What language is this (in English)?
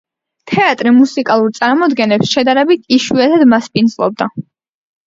Georgian